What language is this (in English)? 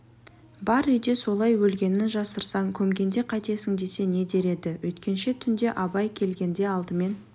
Kazakh